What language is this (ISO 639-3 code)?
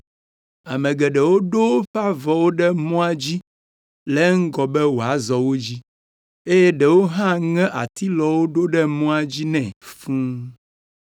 ewe